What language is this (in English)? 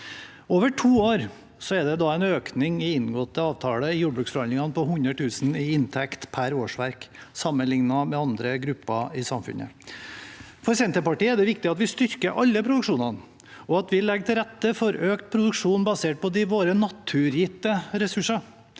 Norwegian